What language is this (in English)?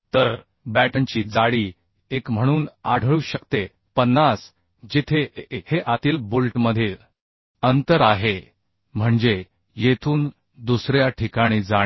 Marathi